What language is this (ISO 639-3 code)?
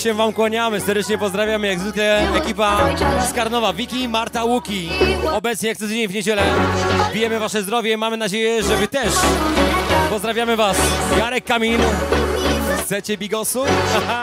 pol